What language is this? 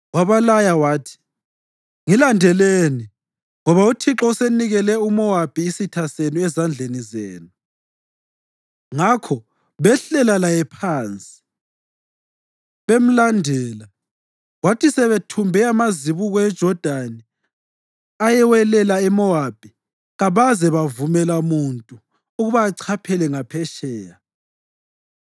North Ndebele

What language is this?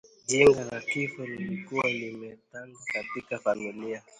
Swahili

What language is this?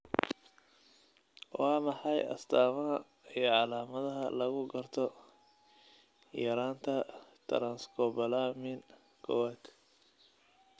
Somali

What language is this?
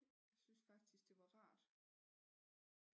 Danish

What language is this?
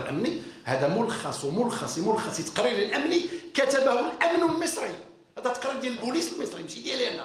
Arabic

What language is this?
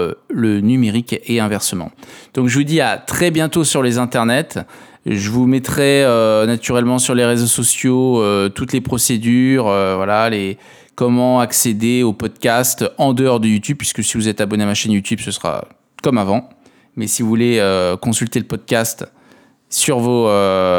French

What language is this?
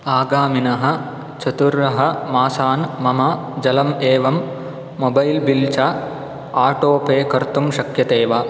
Sanskrit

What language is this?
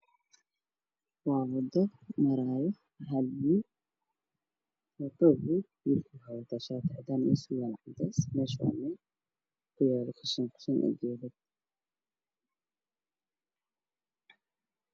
Somali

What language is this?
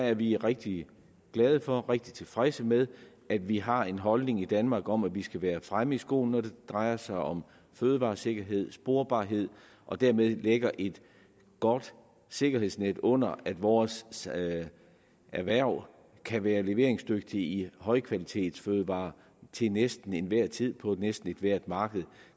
Danish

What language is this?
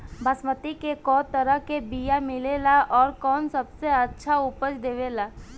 Bhojpuri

